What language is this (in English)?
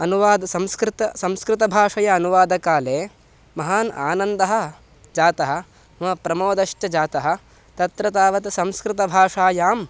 Sanskrit